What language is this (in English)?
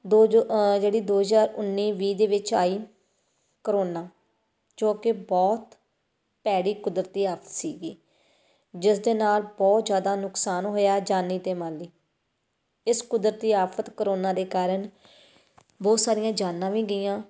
Punjabi